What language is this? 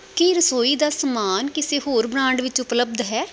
Punjabi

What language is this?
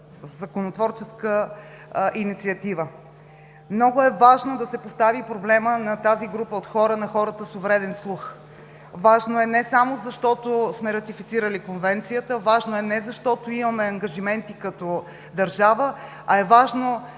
Bulgarian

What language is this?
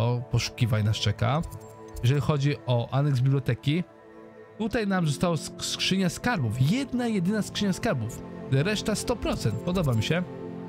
Polish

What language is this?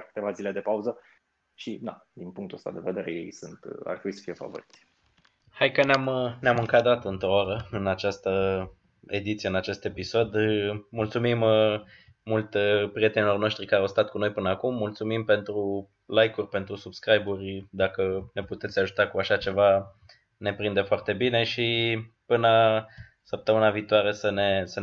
Romanian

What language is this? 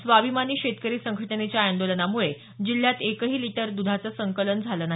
Marathi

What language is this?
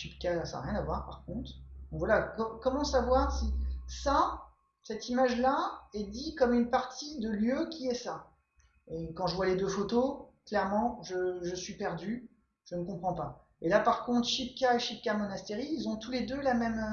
French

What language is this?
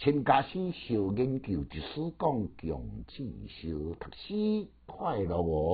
Chinese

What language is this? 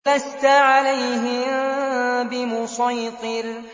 Arabic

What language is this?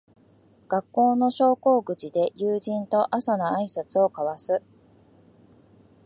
Japanese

